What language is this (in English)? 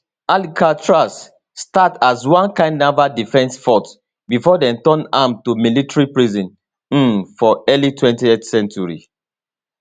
Nigerian Pidgin